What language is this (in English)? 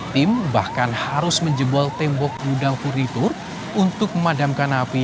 Indonesian